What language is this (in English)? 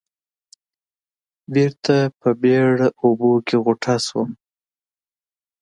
Pashto